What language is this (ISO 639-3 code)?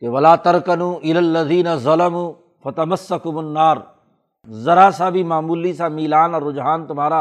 urd